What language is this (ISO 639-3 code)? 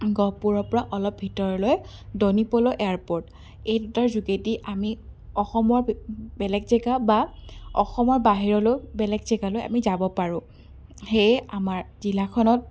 asm